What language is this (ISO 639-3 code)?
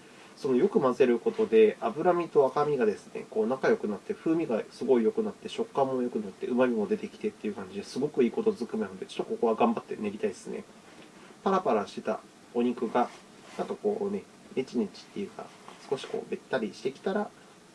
jpn